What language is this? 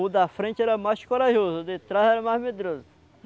Portuguese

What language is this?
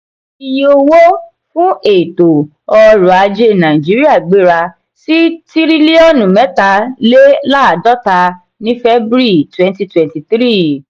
Yoruba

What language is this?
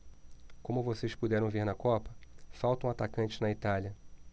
Portuguese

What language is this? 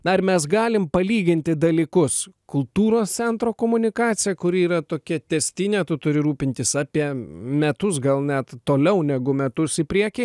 Lithuanian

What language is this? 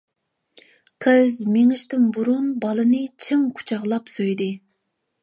Uyghur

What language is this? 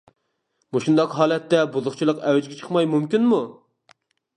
Uyghur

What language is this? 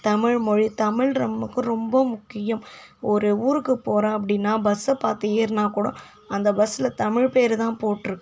Tamil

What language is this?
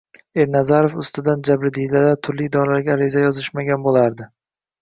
Uzbek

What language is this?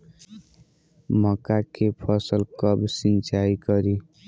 Bhojpuri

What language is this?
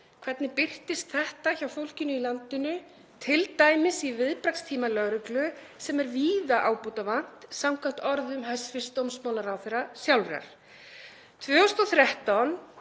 Icelandic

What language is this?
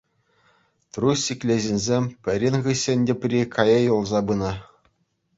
Chuvash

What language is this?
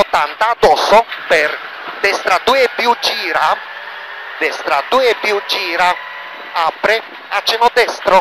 Italian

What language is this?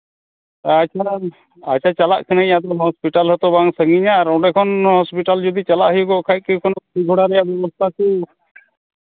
Santali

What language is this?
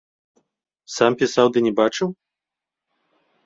Belarusian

